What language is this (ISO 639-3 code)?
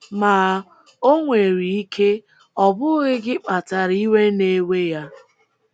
ibo